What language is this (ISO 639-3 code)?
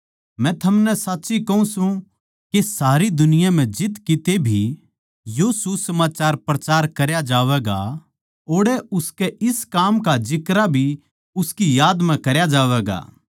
bgc